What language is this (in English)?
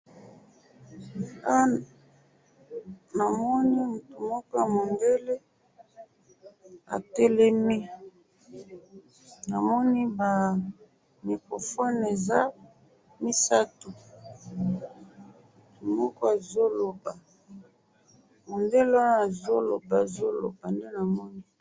Lingala